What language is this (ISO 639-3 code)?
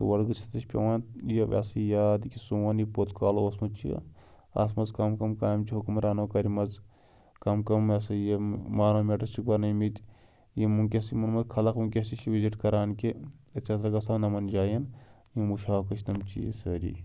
kas